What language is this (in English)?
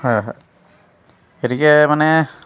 Assamese